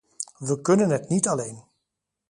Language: Dutch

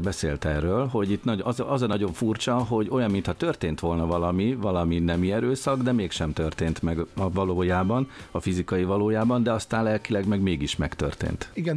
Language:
Hungarian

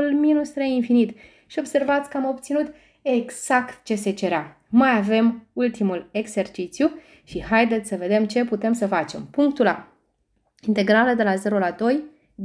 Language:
Romanian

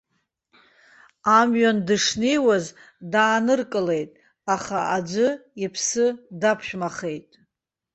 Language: Abkhazian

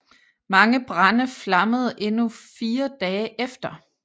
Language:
Danish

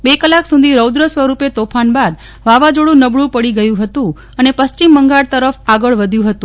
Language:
Gujarati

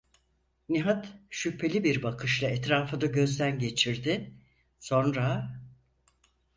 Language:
Turkish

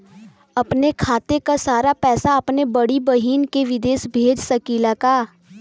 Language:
Bhojpuri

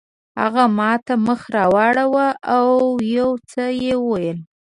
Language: Pashto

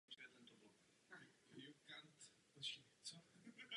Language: Czech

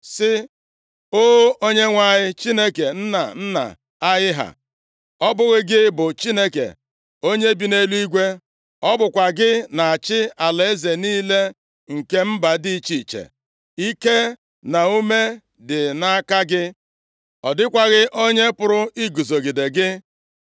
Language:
Igbo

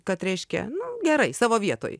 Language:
Lithuanian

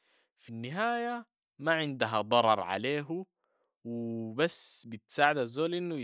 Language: Sudanese Arabic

